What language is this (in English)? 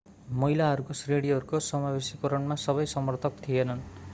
Nepali